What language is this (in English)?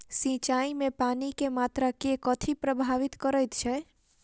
Maithili